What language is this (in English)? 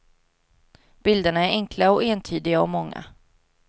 Swedish